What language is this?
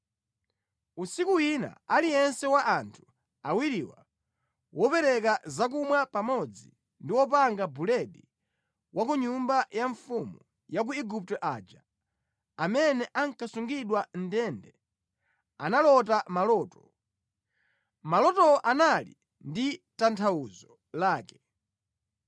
Nyanja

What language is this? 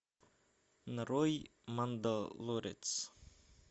Russian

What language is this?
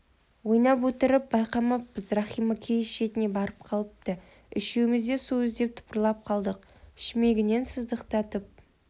Kazakh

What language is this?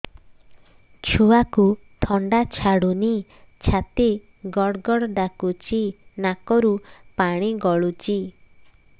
Odia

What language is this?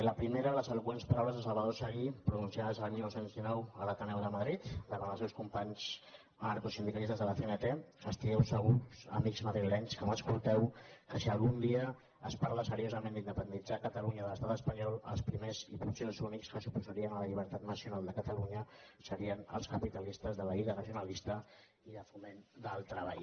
Catalan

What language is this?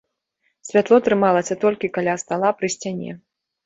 Belarusian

